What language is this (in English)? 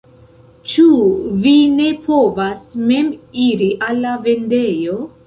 Esperanto